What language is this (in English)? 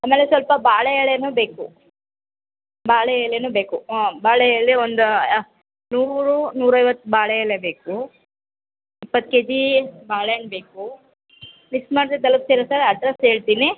Kannada